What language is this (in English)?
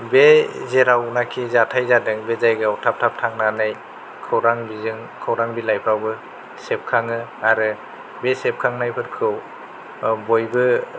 Bodo